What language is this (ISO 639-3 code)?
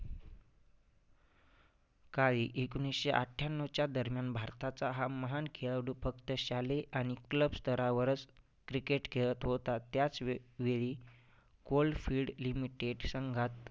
mar